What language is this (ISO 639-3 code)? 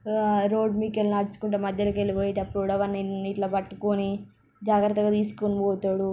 tel